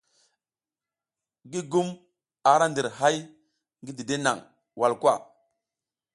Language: South Giziga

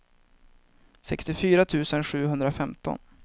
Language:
Swedish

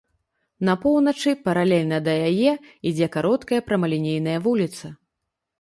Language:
Belarusian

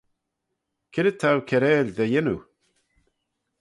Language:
Manx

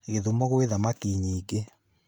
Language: Kikuyu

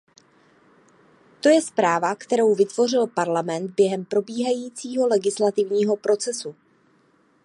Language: Czech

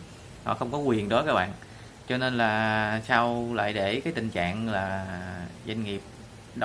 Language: Vietnamese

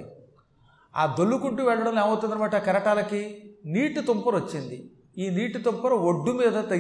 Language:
Telugu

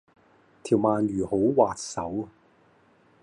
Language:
Cantonese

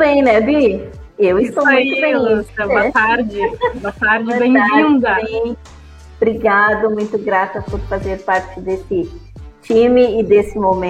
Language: Portuguese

